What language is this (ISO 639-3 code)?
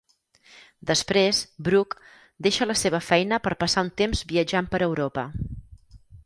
cat